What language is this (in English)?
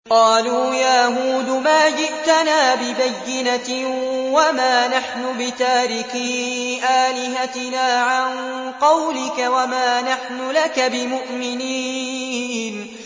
Arabic